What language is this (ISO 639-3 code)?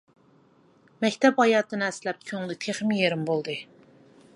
uig